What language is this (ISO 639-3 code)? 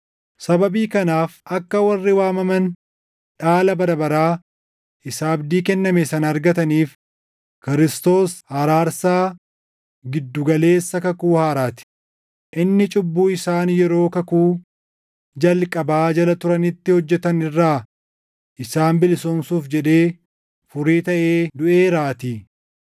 orm